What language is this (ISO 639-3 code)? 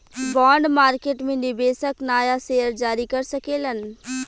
bho